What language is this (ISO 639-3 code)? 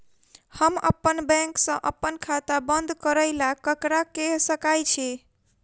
mai